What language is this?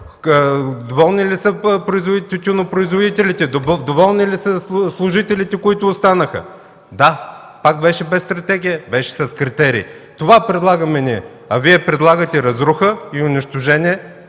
Bulgarian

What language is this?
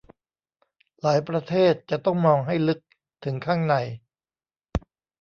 Thai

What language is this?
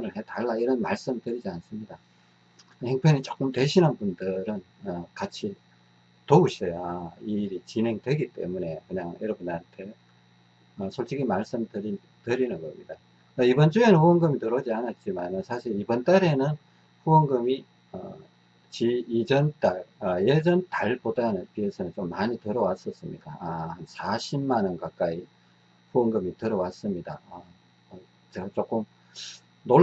Korean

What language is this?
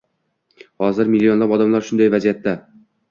Uzbek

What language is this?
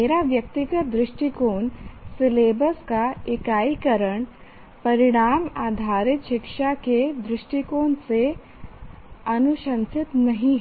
Hindi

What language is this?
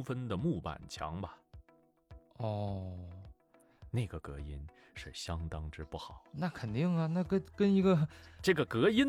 Chinese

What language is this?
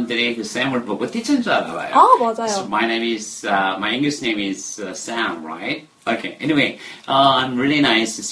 Korean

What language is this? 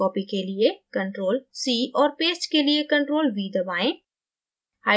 Hindi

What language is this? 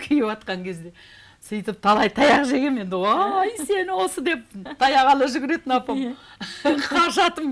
Turkish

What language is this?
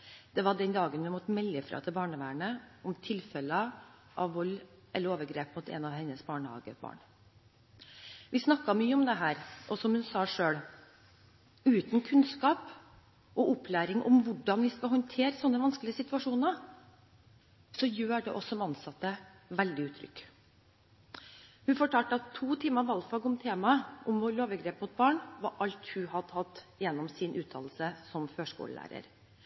Norwegian Bokmål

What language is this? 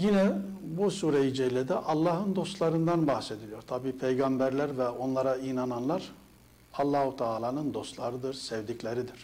Turkish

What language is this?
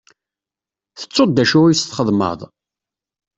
Kabyle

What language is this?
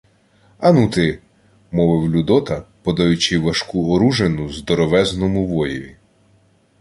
Ukrainian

